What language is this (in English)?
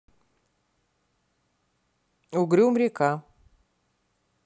Russian